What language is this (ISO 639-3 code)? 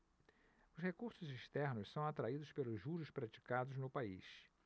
por